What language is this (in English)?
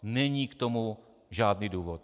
Czech